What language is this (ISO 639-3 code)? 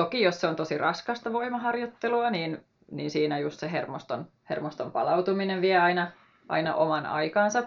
fin